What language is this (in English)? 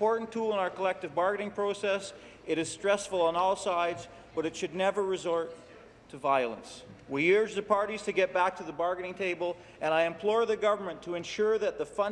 English